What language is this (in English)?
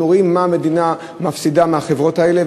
Hebrew